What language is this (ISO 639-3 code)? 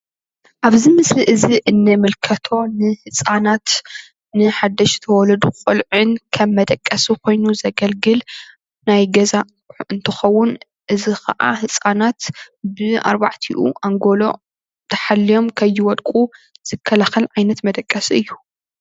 tir